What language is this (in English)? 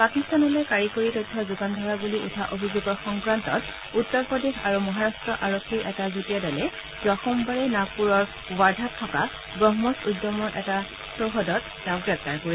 Assamese